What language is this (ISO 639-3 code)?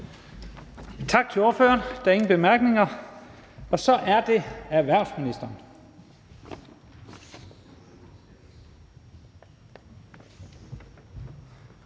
dan